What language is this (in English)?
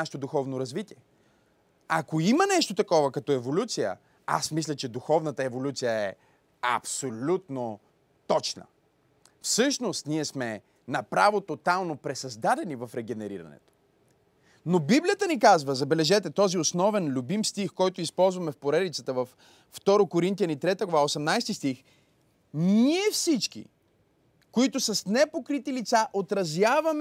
Bulgarian